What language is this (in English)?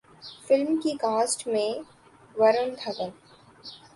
Urdu